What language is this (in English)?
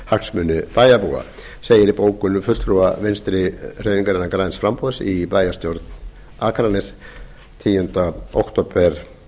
Icelandic